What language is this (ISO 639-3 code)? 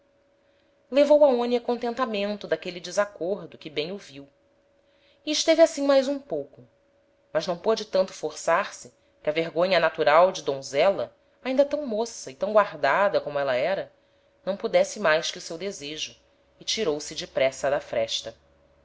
por